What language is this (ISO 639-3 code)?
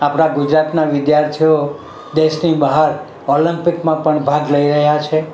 guj